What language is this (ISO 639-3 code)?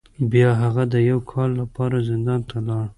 pus